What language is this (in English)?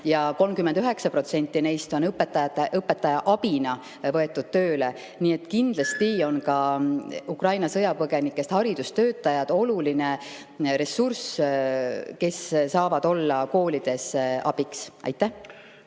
Estonian